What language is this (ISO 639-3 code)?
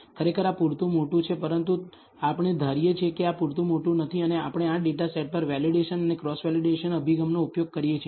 guj